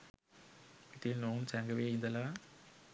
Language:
Sinhala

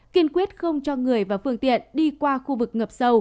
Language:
Vietnamese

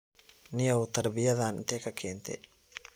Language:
Somali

